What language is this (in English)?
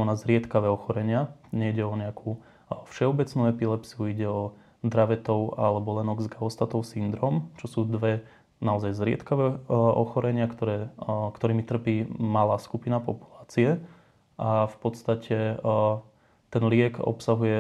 Slovak